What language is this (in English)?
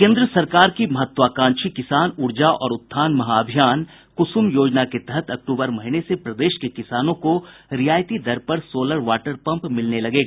Hindi